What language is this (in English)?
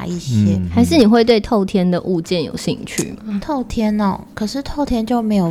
Chinese